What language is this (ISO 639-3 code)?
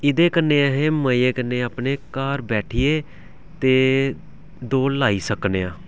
doi